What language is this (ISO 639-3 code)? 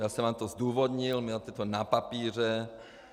ces